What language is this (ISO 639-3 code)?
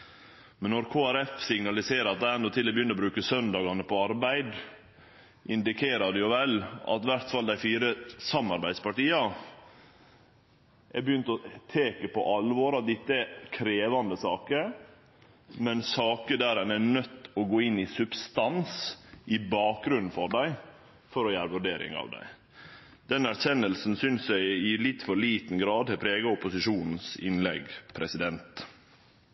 nno